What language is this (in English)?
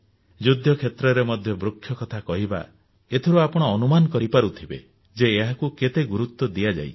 Odia